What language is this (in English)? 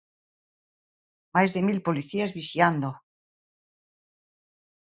Galician